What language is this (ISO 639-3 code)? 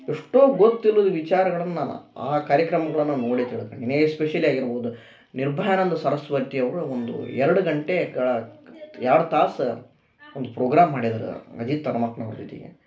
kan